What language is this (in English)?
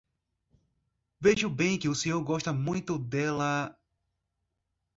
Portuguese